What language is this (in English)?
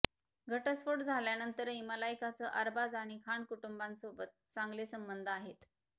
Marathi